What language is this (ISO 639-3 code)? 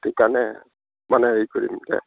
asm